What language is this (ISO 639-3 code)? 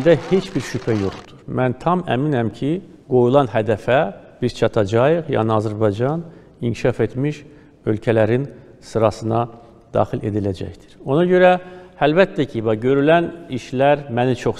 tur